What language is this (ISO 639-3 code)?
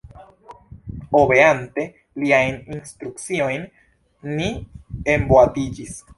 epo